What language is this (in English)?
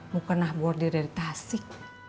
Indonesian